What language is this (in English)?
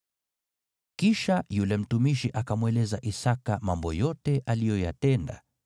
Swahili